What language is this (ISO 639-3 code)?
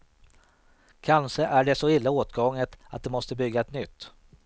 swe